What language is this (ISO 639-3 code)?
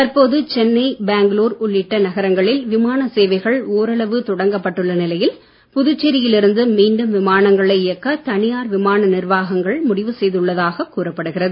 tam